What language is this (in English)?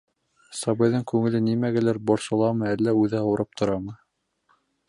Bashkir